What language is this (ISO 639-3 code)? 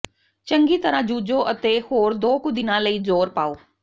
pan